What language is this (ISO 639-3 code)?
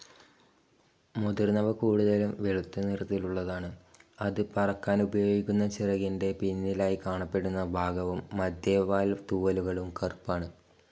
mal